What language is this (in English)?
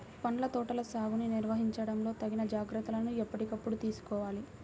Telugu